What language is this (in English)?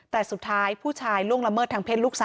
Thai